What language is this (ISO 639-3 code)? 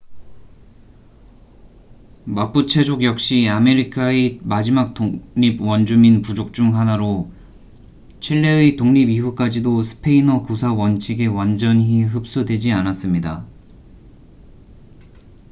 kor